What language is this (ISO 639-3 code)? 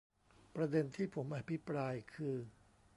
tha